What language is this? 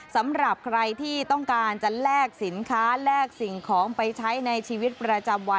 Thai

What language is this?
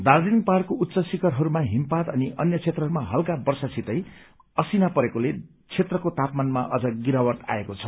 Nepali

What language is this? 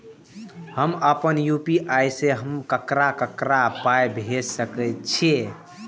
Maithili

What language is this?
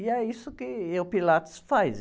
Portuguese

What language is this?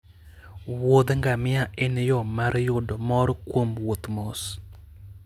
Luo (Kenya and Tanzania)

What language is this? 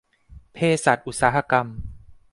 Thai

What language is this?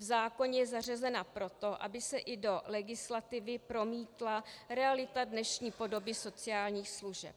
Czech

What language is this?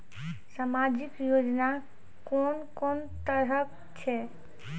Maithili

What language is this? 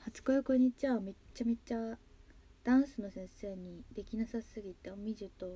Japanese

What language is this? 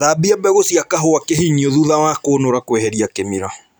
Kikuyu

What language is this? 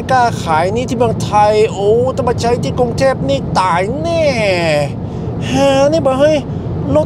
Thai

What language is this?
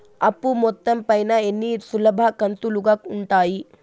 Telugu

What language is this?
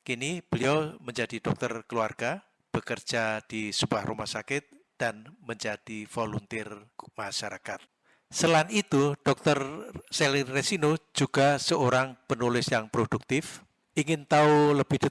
Indonesian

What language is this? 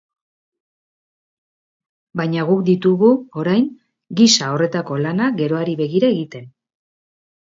Basque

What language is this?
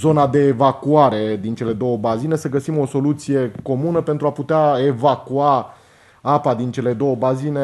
Romanian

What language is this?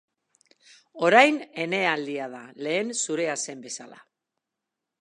Basque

